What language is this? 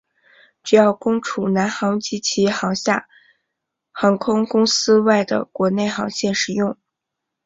Chinese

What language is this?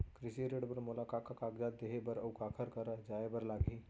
Chhattisgarhi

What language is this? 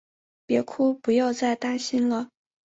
Chinese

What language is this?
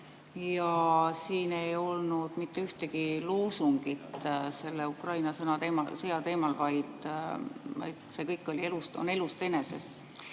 Estonian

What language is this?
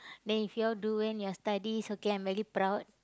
English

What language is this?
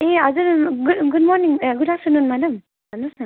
Nepali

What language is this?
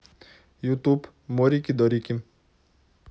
Russian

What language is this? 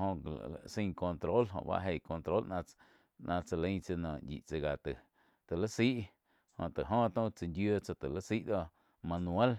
Quiotepec Chinantec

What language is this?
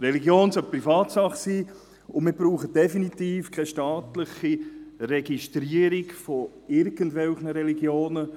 Swiss German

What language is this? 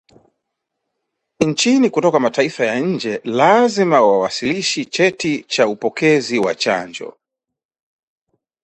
Swahili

